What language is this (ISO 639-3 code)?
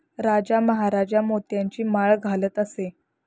mar